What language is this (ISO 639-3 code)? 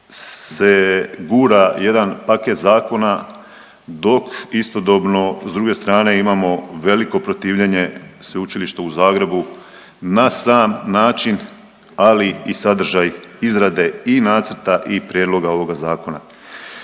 hrv